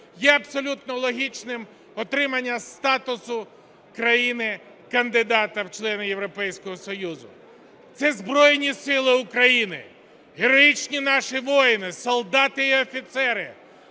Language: Ukrainian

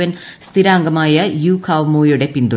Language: Malayalam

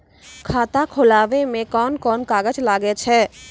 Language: Maithili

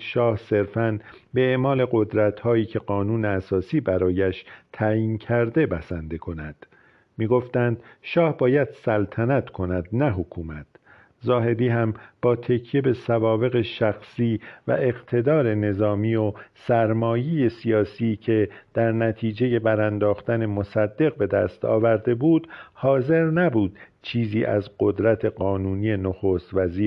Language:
Persian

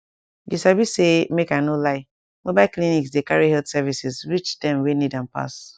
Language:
Nigerian Pidgin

